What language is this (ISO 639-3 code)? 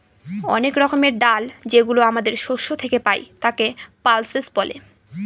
ben